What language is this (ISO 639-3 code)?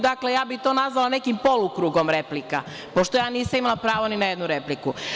srp